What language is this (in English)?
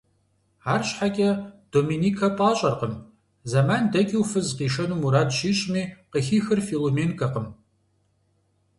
Kabardian